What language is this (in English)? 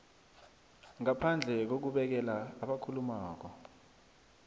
South Ndebele